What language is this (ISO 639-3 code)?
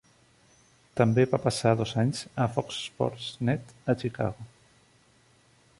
cat